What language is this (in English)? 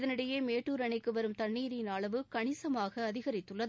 Tamil